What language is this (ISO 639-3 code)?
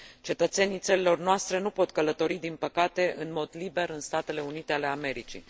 ron